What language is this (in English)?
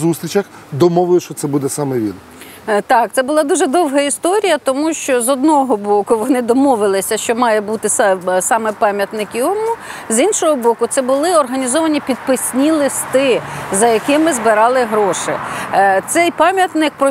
Ukrainian